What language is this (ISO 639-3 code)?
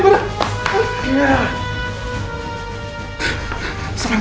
ind